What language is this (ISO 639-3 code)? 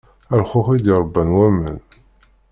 kab